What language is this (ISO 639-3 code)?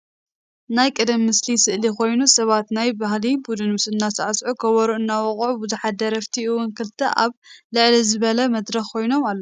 tir